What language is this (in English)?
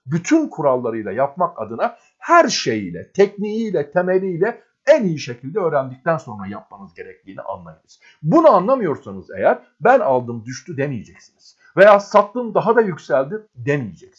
Turkish